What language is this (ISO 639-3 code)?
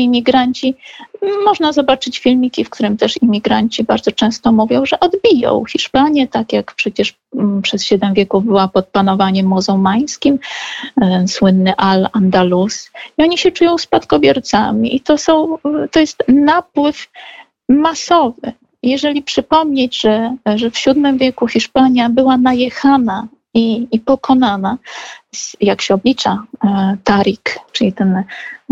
pol